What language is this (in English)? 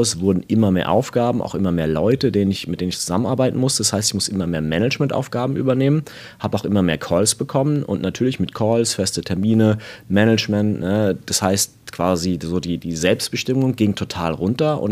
German